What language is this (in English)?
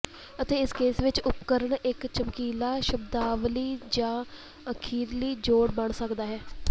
Punjabi